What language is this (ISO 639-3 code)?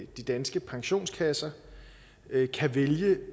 dan